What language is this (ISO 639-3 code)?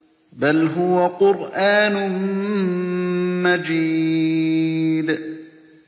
ara